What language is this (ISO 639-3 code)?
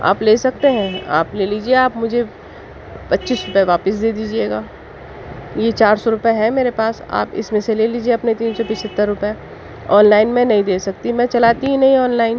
urd